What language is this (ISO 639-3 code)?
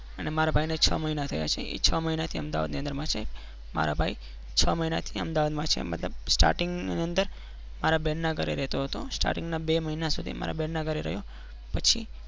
guj